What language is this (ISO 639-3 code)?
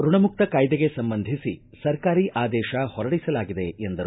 kan